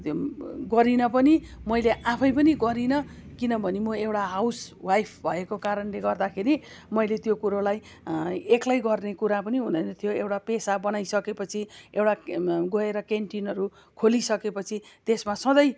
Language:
Nepali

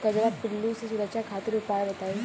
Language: Bhojpuri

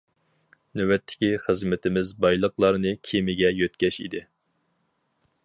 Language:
Uyghur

